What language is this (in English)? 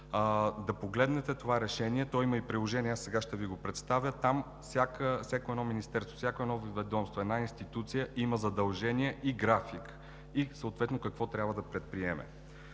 Bulgarian